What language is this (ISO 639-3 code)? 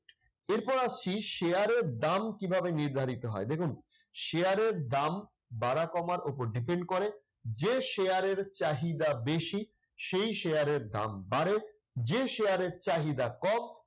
ben